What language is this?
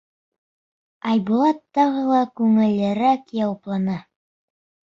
Bashkir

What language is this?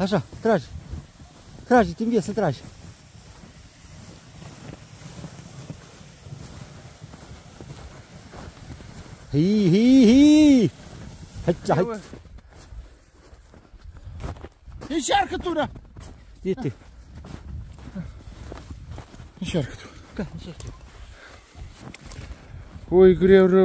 Romanian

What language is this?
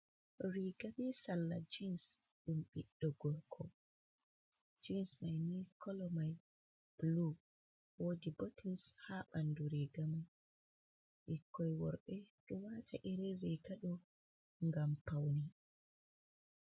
Fula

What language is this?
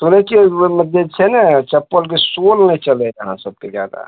Maithili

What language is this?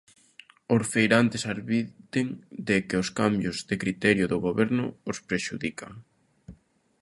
Galician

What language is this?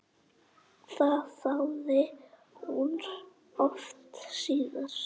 Icelandic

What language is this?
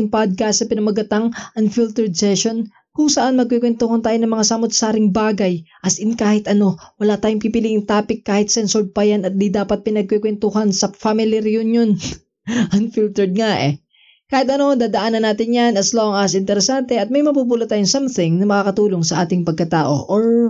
Filipino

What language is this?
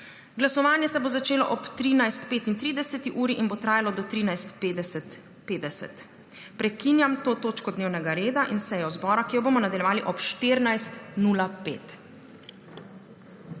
Slovenian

